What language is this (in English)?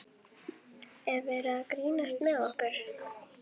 Icelandic